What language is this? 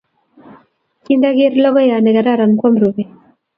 Kalenjin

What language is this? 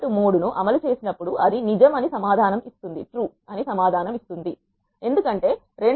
Telugu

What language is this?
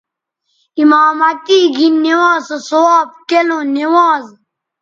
Bateri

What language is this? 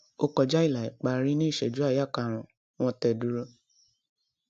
Yoruba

